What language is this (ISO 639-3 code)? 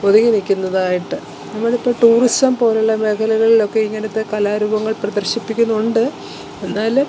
mal